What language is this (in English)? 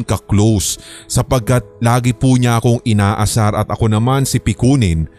Filipino